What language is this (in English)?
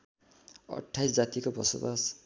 Nepali